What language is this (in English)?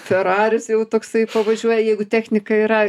Lithuanian